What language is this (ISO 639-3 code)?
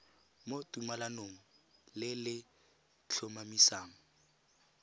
tsn